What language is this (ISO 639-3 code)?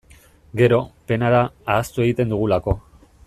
eus